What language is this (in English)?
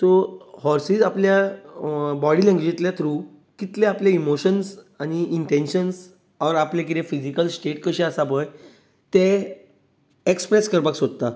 Konkani